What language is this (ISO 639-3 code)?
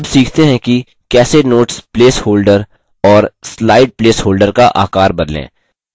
hin